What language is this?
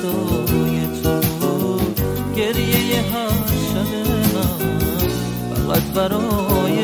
Persian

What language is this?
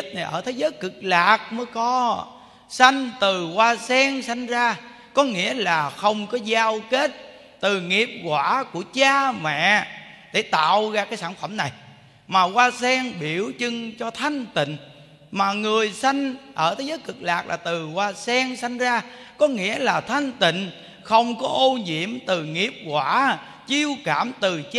Vietnamese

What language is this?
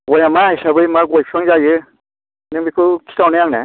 Bodo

